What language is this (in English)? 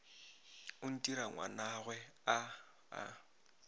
Northern Sotho